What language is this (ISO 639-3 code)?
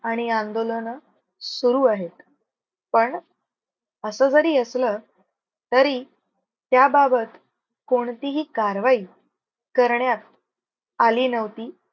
mar